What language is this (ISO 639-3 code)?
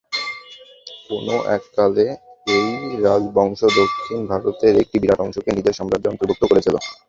ben